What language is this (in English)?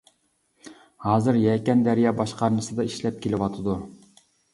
Uyghur